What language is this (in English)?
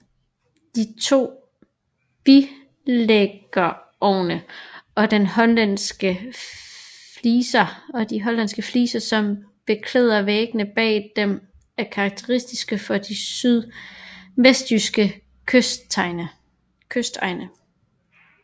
Danish